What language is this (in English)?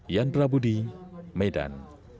Indonesian